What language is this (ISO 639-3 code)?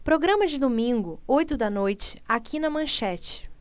por